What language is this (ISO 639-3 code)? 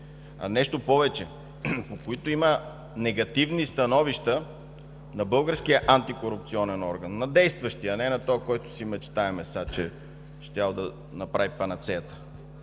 bul